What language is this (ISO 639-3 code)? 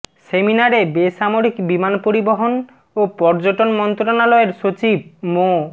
ben